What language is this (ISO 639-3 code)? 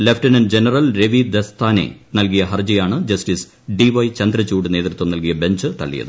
mal